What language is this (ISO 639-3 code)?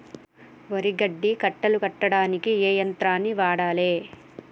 tel